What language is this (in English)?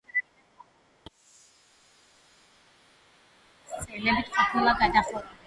Georgian